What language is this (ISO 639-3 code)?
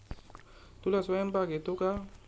mar